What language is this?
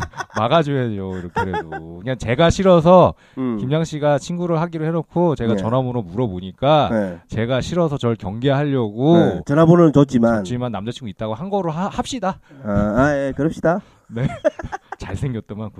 Korean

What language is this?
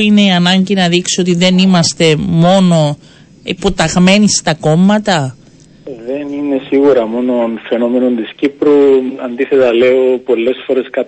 Greek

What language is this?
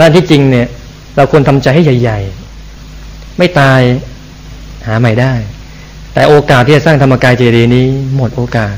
Thai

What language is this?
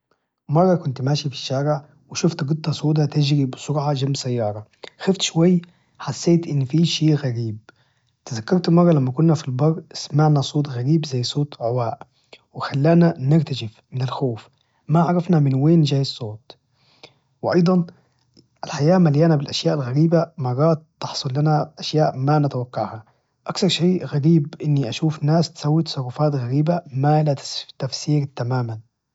Najdi Arabic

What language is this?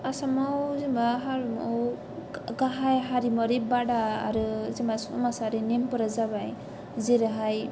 Bodo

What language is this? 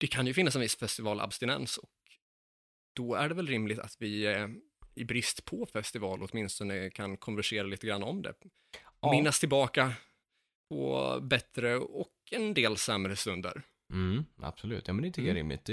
Swedish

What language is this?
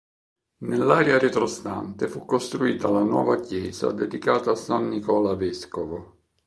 Italian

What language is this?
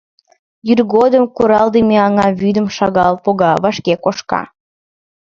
Mari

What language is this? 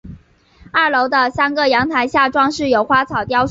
Chinese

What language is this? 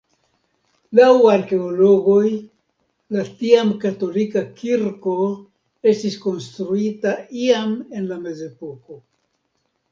Esperanto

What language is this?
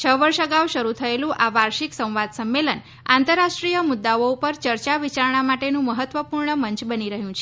Gujarati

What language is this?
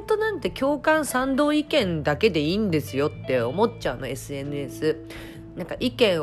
Japanese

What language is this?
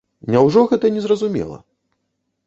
Belarusian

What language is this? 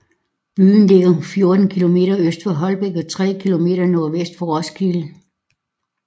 Danish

